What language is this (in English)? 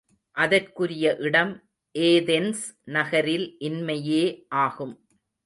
Tamil